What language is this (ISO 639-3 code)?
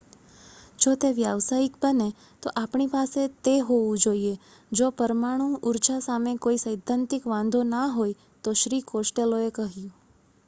guj